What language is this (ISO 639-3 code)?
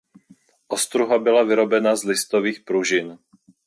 ces